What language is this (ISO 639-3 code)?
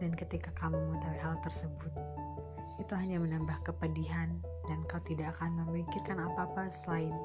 ind